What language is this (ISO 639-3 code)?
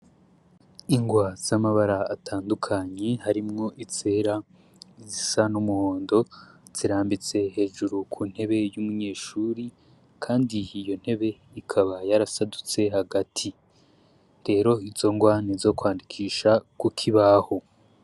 run